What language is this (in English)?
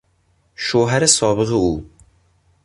Persian